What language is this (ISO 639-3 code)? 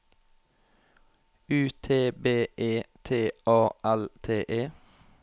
nor